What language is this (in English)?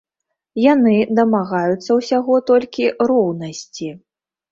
Belarusian